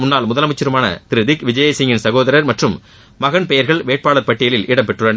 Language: Tamil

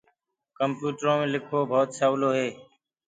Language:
Gurgula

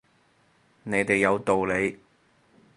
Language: Cantonese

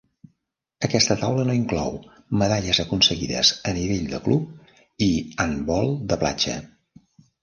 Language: Catalan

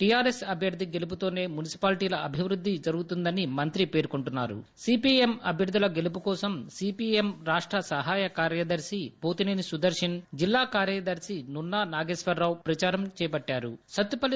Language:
Telugu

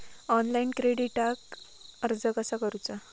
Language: Marathi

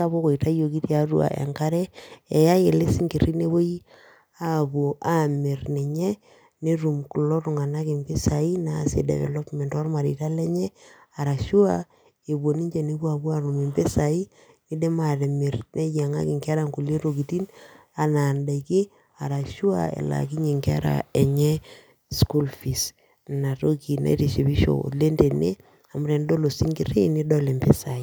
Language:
Masai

